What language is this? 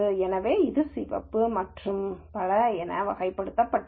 Tamil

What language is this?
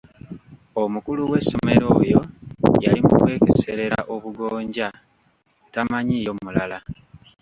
Ganda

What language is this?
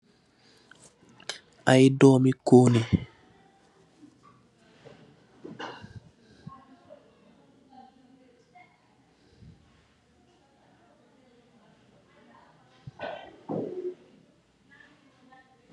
Wolof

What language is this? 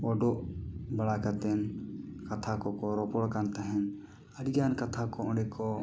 Santali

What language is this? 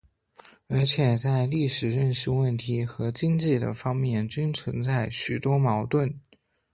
Chinese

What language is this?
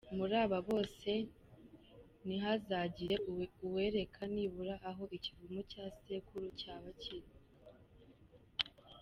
Kinyarwanda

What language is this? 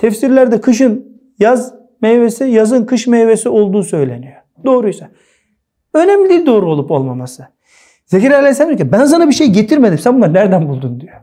Turkish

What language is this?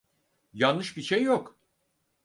Turkish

